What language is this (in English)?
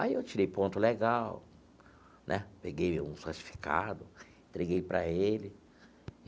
Portuguese